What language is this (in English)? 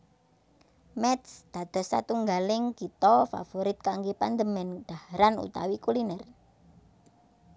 Javanese